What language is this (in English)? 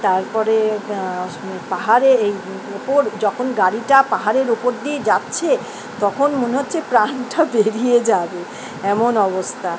Bangla